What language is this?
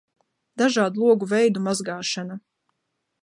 Latvian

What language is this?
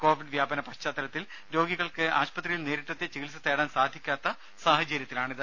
Malayalam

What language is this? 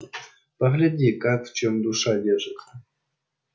Russian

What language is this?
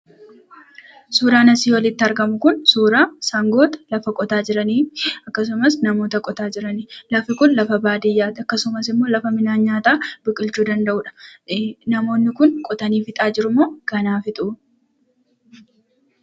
Oromo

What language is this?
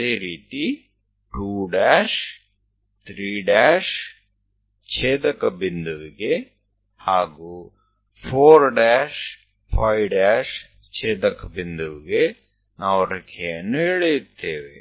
Kannada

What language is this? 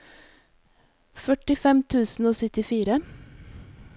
Norwegian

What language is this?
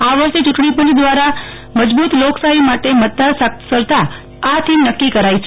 Gujarati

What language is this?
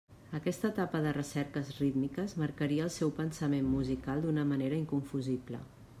Catalan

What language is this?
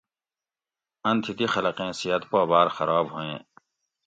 Gawri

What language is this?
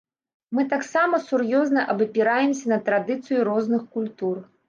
Belarusian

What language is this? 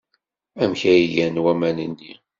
Kabyle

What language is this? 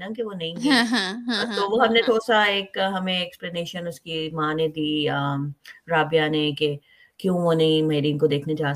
Urdu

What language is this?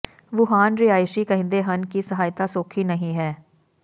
Punjabi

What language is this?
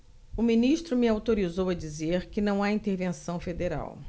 Portuguese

